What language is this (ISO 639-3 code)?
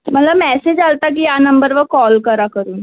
mar